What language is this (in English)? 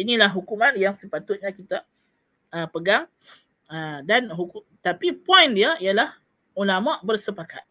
Malay